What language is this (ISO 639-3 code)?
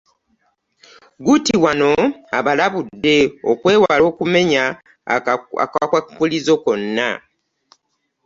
lug